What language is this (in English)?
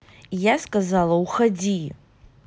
Russian